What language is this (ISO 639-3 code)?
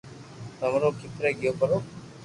lrk